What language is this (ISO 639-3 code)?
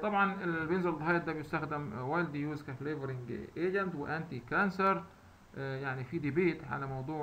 ara